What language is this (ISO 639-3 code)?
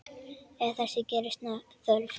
isl